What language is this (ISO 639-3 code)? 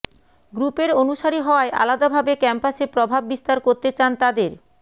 ben